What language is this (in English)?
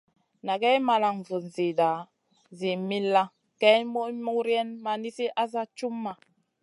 Masana